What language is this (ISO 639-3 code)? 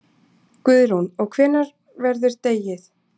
isl